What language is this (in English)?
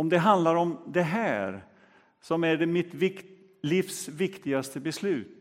Swedish